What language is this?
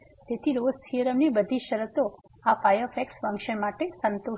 Gujarati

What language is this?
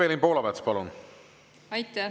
Estonian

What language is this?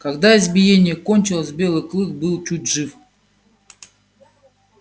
Russian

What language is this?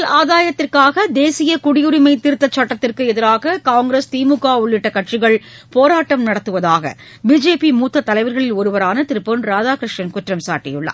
Tamil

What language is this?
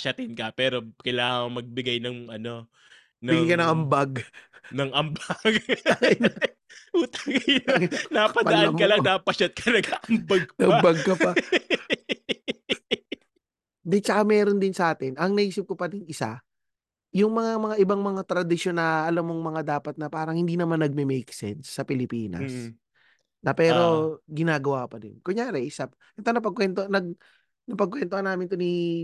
Filipino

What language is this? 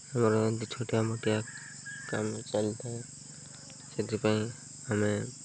Odia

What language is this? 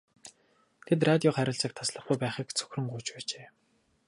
Mongolian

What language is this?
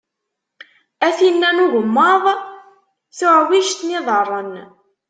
Kabyle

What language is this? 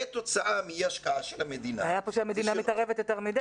Hebrew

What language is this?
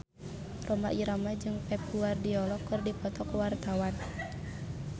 Sundanese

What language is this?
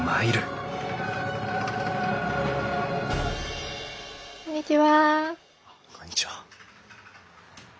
Japanese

